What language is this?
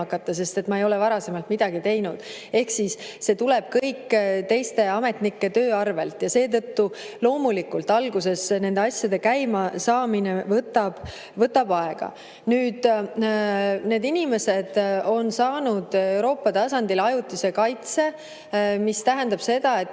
Estonian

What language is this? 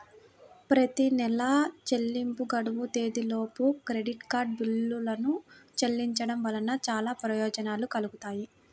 Telugu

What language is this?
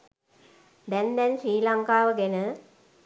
Sinhala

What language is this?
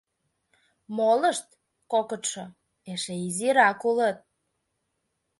Mari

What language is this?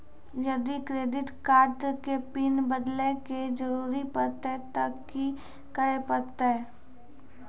Maithili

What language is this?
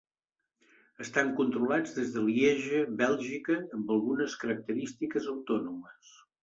Catalan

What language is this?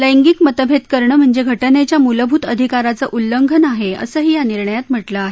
Marathi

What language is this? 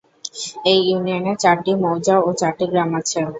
Bangla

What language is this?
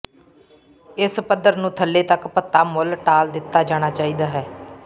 Punjabi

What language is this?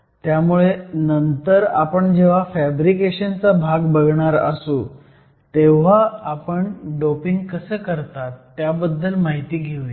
Marathi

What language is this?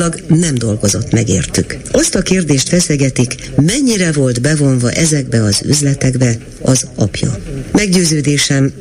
Hungarian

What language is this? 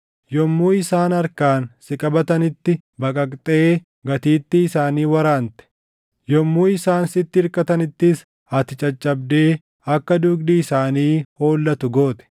Oromo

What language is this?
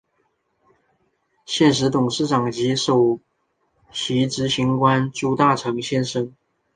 Chinese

